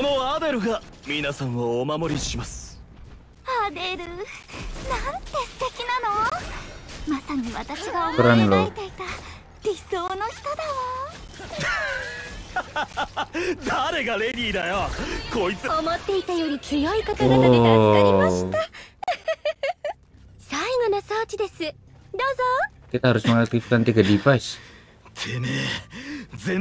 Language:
Indonesian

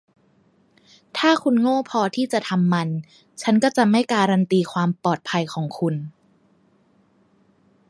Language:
Thai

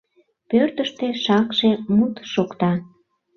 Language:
Mari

